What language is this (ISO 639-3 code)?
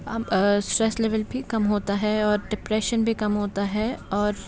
urd